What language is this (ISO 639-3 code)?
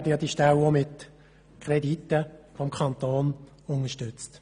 gsw